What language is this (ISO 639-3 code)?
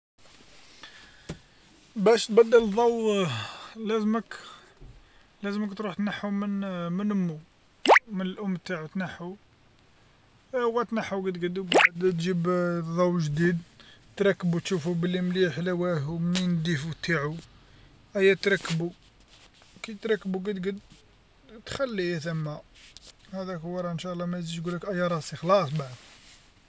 arq